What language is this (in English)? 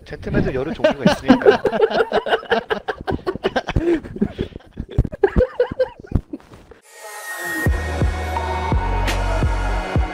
Korean